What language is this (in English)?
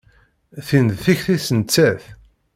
Kabyle